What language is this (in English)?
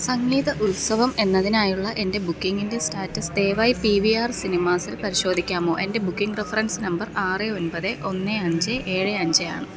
Malayalam